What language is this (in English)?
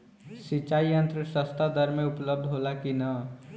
Bhojpuri